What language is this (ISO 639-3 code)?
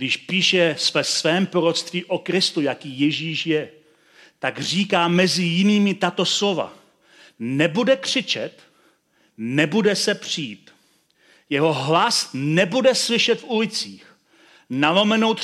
ces